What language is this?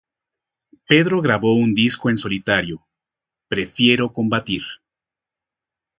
Spanish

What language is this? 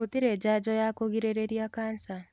Kikuyu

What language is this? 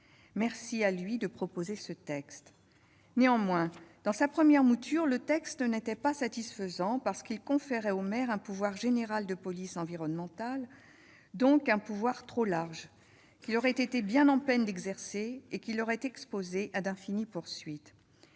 French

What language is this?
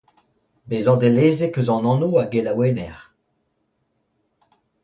Breton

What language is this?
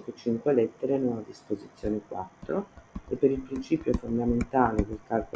Italian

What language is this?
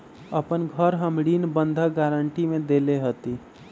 Magahi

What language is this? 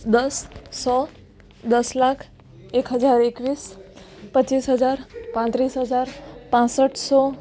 Gujarati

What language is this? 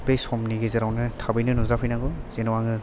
Bodo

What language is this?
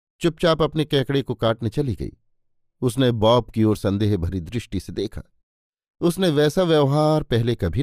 Hindi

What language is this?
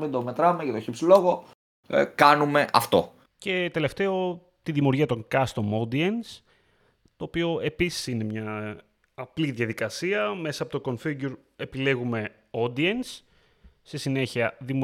Greek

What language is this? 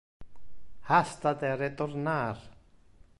Interlingua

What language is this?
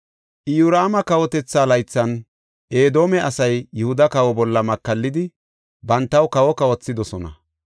Gofa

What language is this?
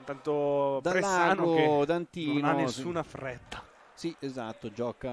Italian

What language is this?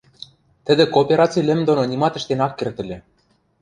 Western Mari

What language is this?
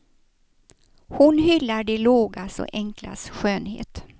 Swedish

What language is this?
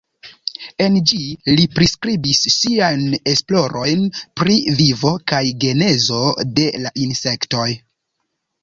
Esperanto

